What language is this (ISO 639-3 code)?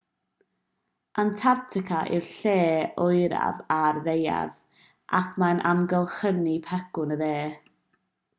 cym